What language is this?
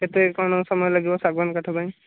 Odia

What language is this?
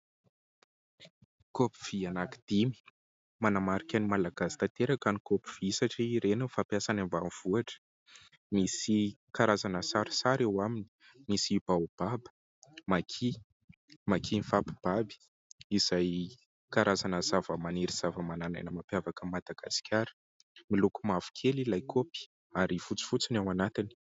Malagasy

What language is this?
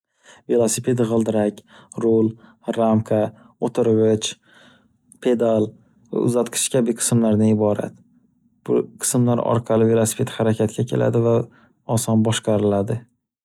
Uzbek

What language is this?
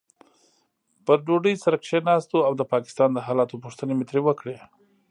Pashto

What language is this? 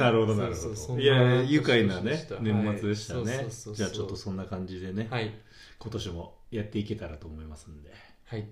Japanese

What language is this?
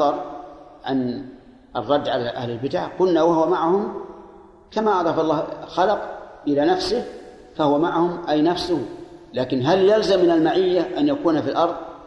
Arabic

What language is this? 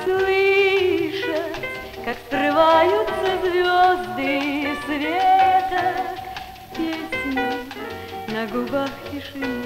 Russian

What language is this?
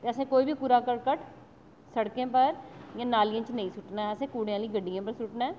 Dogri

